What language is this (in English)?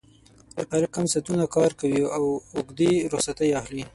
Pashto